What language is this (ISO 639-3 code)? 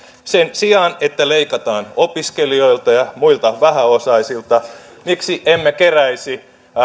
fin